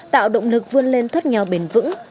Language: Vietnamese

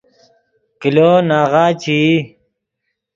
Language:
Yidgha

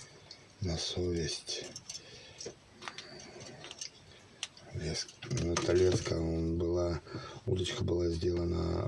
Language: Russian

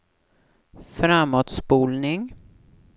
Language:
Swedish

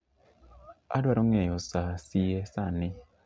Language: Luo (Kenya and Tanzania)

